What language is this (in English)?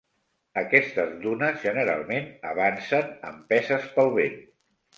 Catalan